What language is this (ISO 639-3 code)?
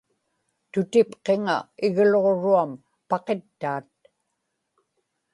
ipk